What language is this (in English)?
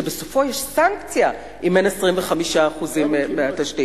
Hebrew